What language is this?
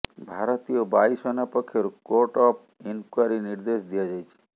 Odia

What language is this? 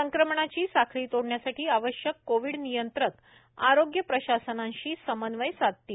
Marathi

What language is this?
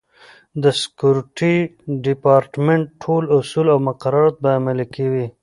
Pashto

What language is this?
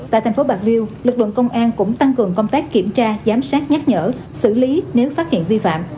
Vietnamese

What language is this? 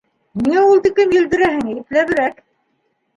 Bashkir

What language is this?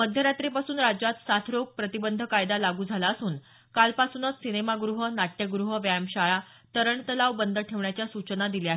Marathi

